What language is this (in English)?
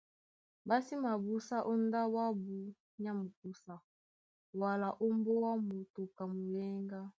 Duala